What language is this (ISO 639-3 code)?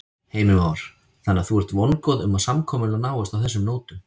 isl